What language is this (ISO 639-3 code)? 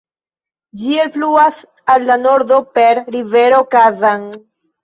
epo